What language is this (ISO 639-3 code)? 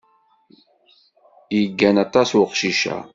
kab